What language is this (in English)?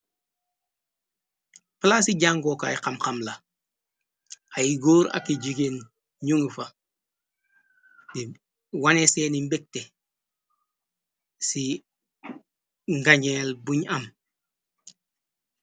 Wolof